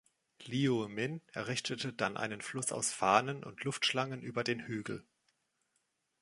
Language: German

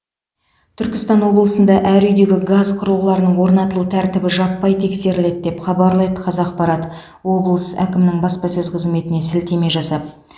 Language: Kazakh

